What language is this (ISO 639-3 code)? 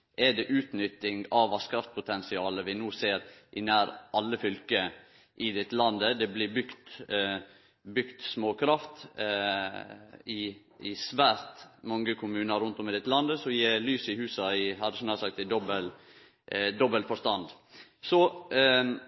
nno